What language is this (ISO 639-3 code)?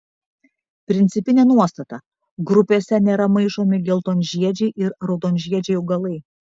lit